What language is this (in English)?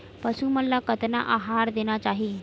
Chhattisgarhi